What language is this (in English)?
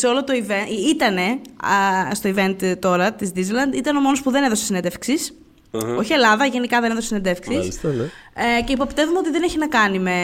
Greek